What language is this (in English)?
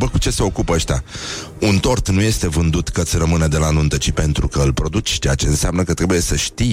Romanian